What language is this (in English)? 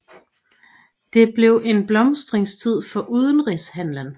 Danish